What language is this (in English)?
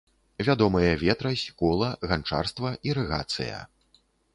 Belarusian